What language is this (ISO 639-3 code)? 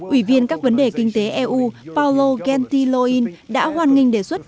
vie